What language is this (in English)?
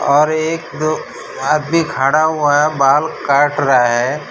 Hindi